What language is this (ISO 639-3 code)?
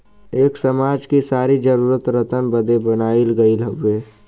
bho